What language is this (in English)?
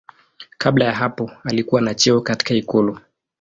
Swahili